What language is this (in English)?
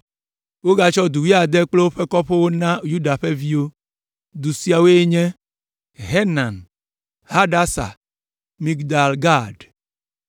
Ewe